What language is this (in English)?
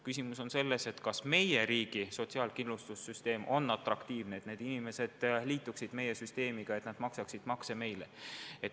Estonian